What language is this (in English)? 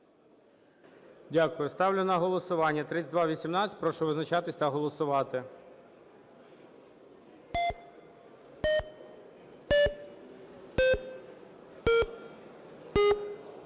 Ukrainian